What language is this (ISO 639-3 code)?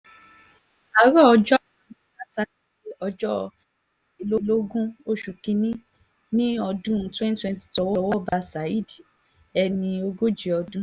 yor